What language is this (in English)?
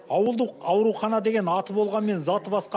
Kazakh